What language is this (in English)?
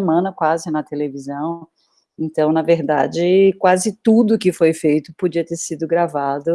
Portuguese